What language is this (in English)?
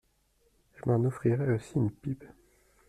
French